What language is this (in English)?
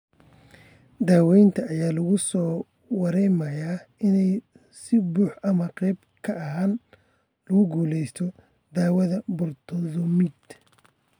Somali